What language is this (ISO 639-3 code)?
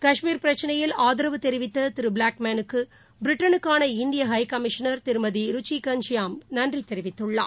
tam